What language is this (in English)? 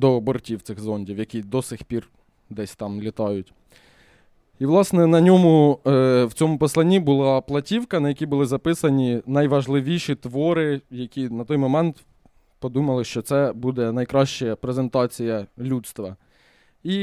Ukrainian